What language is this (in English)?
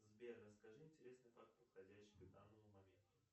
Russian